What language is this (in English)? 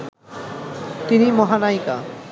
Bangla